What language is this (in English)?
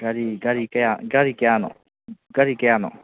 Manipuri